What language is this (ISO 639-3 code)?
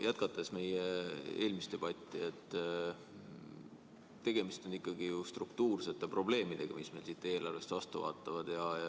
est